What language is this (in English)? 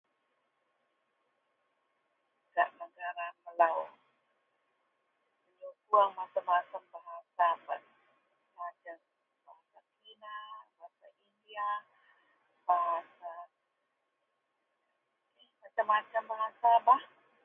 Central Melanau